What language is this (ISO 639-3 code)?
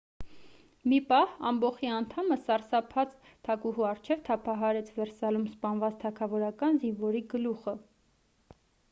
hye